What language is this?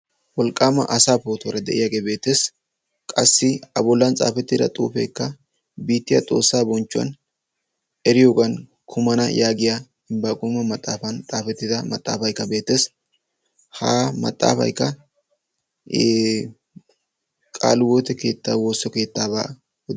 Wolaytta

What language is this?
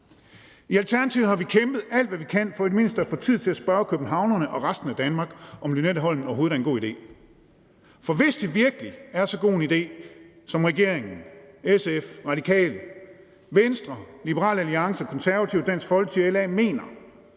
Danish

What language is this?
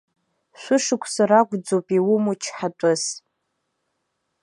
Abkhazian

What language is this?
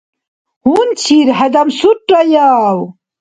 Dargwa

